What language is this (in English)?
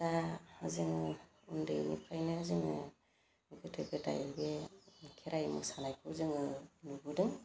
Bodo